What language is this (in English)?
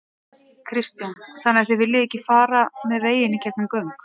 Icelandic